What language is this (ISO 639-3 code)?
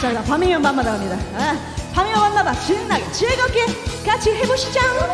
kor